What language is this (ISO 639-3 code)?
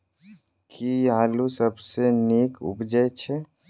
mai